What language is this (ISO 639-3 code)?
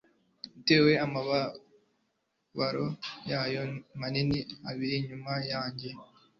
kin